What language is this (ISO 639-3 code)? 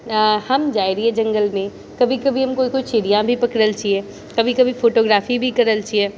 mai